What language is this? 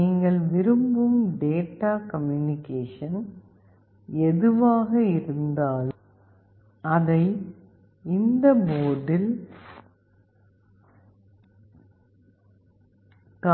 Tamil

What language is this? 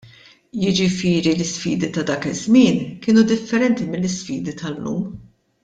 Maltese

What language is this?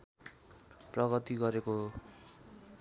Nepali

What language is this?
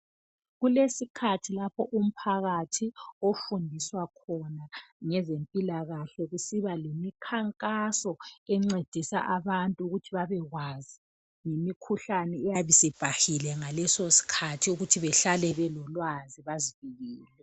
North Ndebele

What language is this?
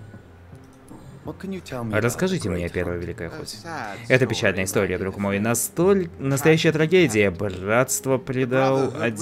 Russian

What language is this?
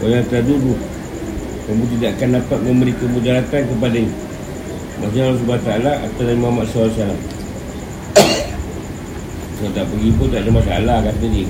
Malay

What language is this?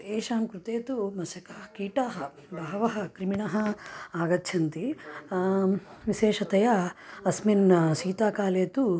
Sanskrit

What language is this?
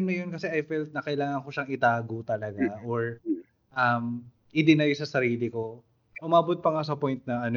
Filipino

